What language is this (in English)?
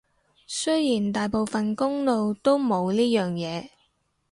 Cantonese